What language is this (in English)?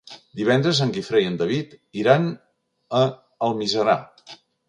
Catalan